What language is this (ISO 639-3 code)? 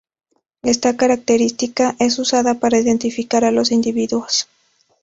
spa